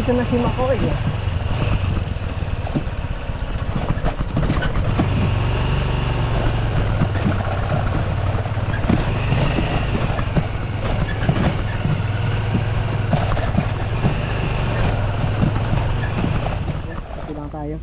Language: Filipino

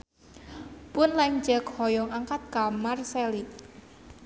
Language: Sundanese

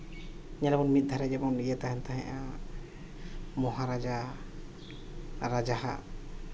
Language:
Santali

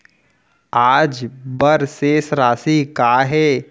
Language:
Chhattisgarhi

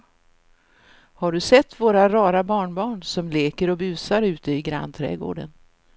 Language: Swedish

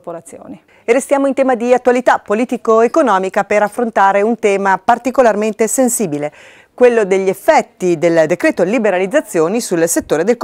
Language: Italian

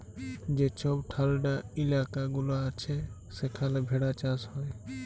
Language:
Bangla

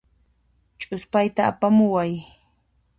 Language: Puno Quechua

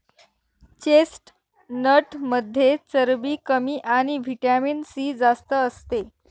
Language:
Marathi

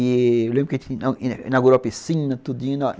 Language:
Portuguese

